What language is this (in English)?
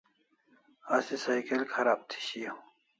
Kalasha